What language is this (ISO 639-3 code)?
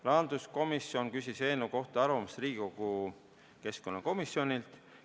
est